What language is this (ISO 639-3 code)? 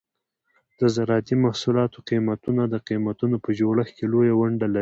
pus